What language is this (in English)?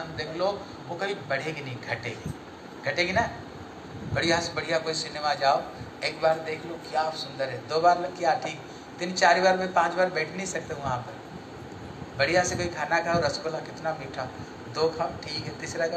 Hindi